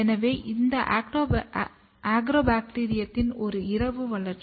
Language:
Tamil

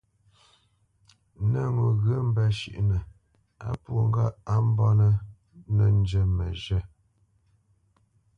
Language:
Bamenyam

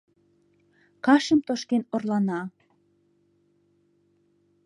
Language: Mari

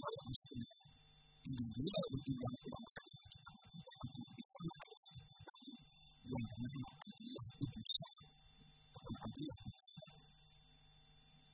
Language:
Malay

